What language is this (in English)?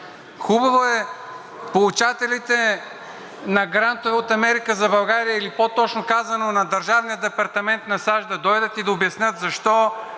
Bulgarian